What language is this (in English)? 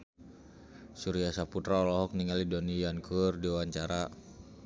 Sundanese